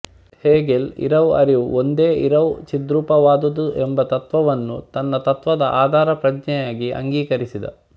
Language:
Kannada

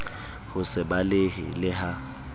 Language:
Southern Sotho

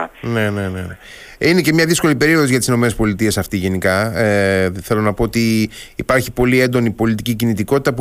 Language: Greek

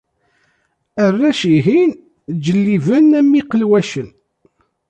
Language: Kabyle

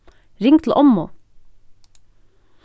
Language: Faroese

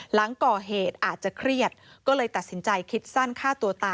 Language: Thai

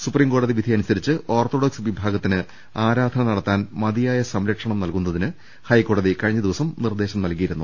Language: Malayalam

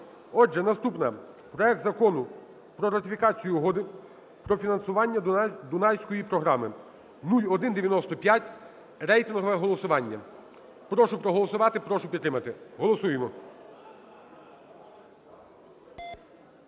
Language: Ukrainian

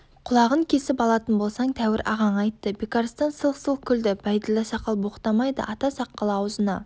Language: Kazakh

